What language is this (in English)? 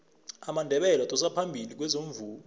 South Ndebele